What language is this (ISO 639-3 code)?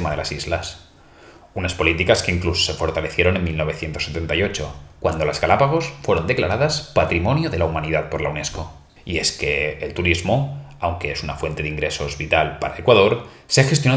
spa